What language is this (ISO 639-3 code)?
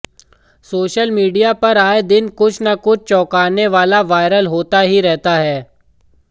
hin